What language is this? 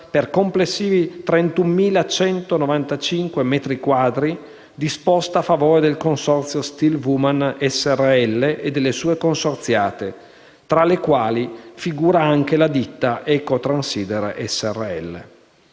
Italian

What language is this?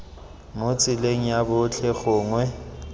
Tswana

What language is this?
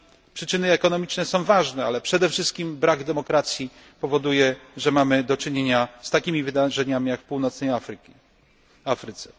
Polish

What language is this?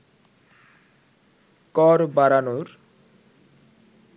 Bangla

